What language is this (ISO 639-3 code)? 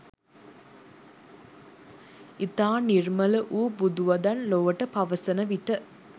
sin